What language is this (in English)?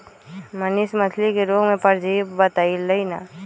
Magahi